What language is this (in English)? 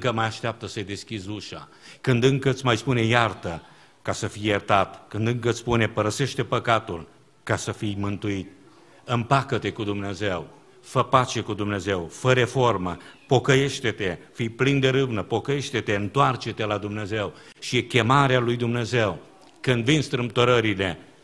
Romanian